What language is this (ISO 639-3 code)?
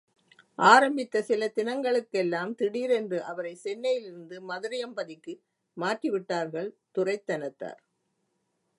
tam